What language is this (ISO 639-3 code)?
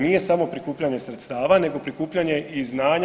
hrv